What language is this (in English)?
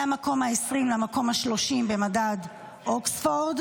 Hebrew